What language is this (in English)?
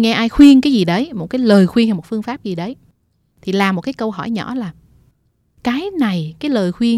Vietnamese